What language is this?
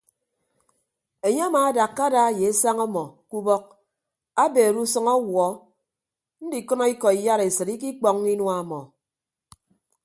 Ibibio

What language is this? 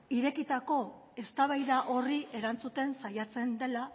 Basque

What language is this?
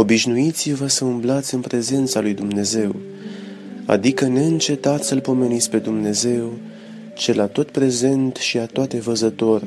Romanian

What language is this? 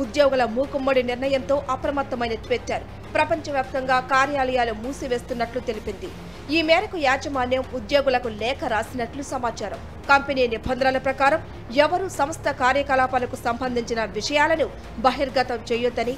Romanian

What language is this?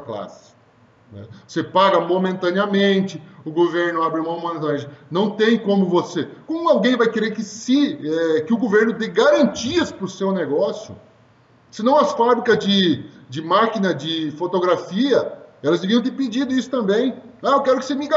Portuguese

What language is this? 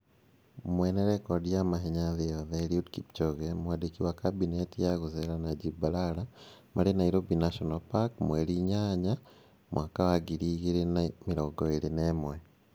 Kikuyu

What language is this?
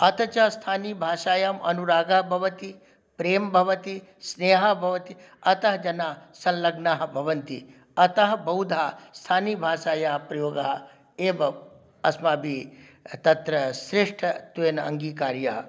Sanskrit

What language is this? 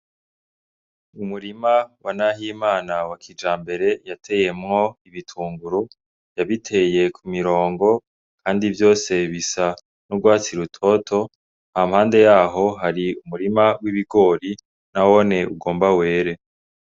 Rundi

